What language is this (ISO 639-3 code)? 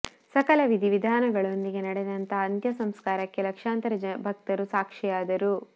kan